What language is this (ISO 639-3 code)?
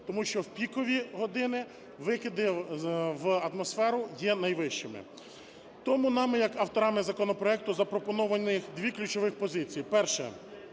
ukr